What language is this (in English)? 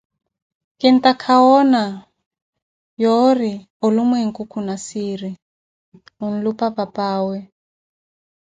Koti